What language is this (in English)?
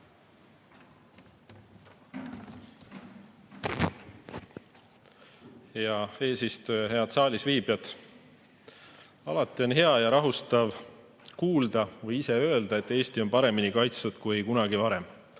Estonian